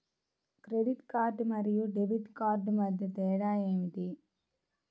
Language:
Telugu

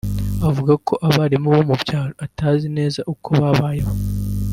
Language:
Kinyarwanda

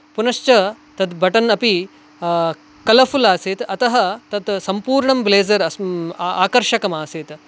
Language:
Sanskrit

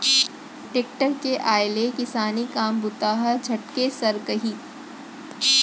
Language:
Chhattisgarhi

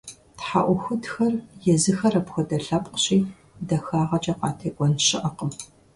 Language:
Kabardian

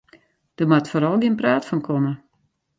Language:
Western Frisian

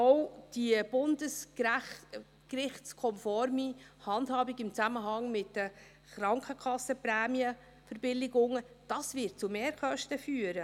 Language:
Swiss German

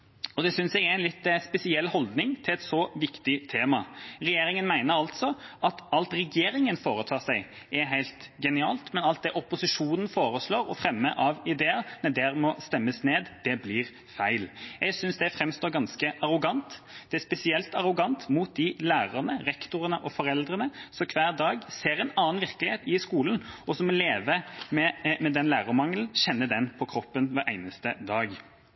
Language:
Norwegian Bokmål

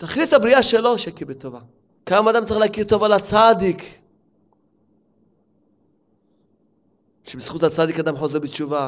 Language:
Hebrew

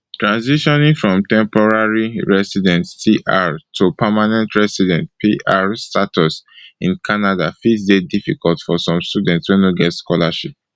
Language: Nigerian Pidgin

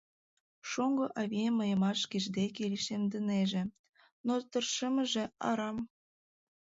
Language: Mari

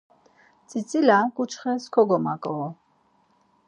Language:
Laz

